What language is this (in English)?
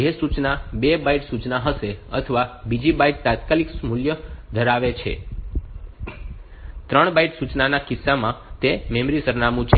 Gujarati